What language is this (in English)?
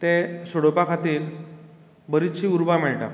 Konkani